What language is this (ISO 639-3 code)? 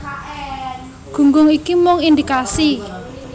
jav